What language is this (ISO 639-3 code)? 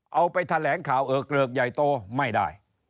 tha